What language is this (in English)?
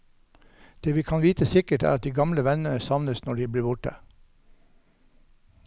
Norwegian